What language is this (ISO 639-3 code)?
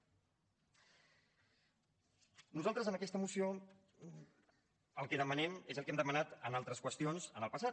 cat